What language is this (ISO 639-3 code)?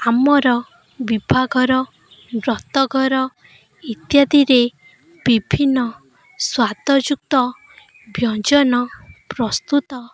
ori